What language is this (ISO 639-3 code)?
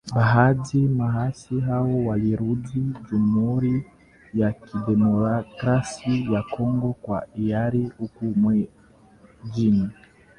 swa